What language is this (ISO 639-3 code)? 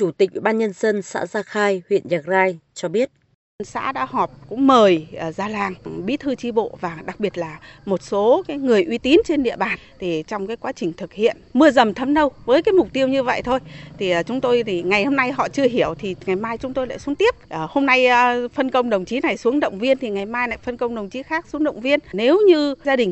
vie